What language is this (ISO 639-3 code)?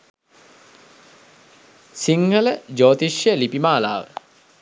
sin